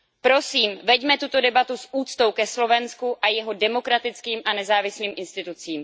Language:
Czech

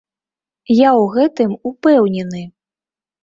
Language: Belarusian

